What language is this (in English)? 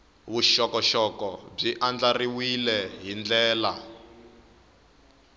Tsonga